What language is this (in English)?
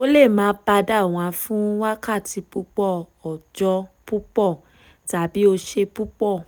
Yoruba